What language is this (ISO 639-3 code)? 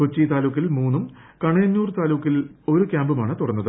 mal